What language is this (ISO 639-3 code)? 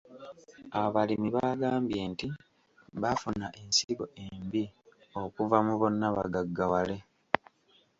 lug